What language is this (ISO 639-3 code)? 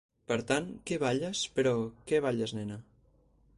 cat